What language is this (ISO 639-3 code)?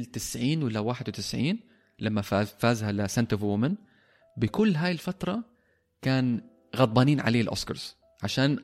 ara